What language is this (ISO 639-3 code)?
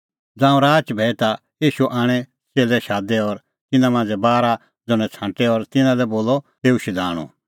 kfx